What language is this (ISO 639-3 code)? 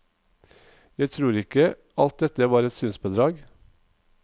nor